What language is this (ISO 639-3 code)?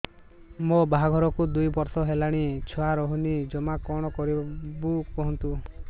ori